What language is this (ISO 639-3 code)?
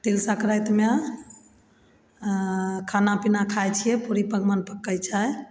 mai